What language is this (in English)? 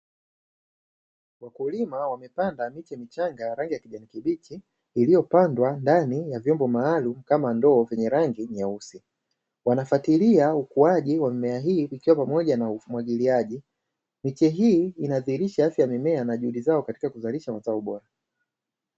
Swahili